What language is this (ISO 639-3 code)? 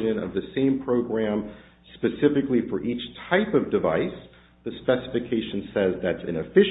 eng